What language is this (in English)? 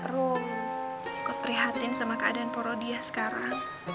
Indonesian